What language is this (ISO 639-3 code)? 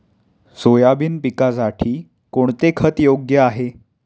mar